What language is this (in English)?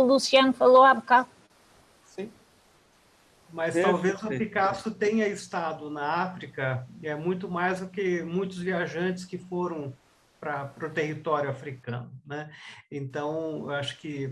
Portuguese